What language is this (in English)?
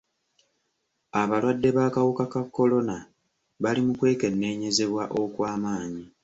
Ganda